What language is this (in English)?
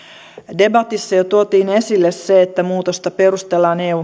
Finnish